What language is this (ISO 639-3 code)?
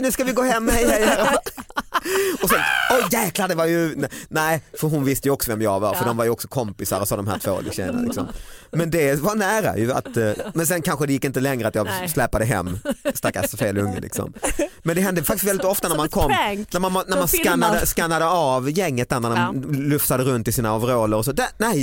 swe